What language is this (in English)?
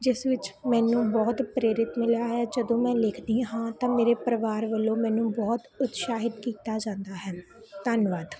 Punjabi